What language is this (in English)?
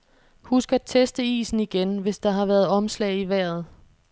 Danish